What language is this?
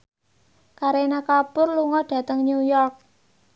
Javanese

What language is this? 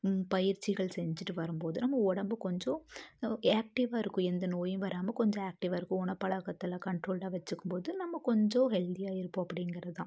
Tamil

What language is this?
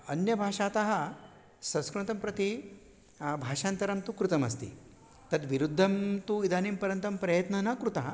Sanskrit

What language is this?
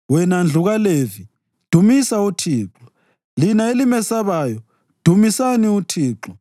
North Ndebele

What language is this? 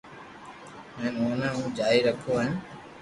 Loarki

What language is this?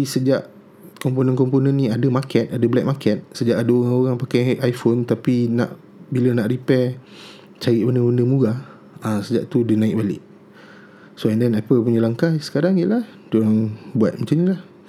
Malay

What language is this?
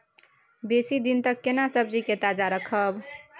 Maithili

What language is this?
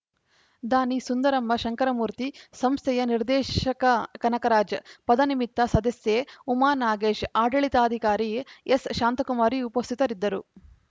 Kannada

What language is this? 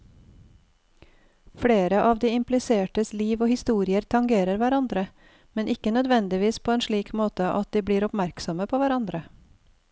Norwegian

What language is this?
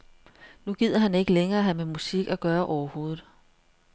Danish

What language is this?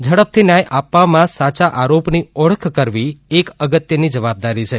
Gujarati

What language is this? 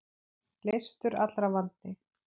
Icelandic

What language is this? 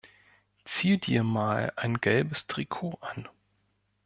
German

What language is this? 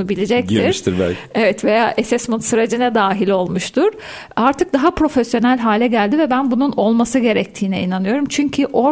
Turkish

